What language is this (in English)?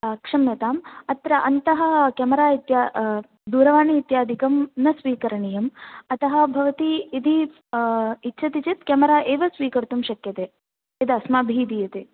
Sanskrit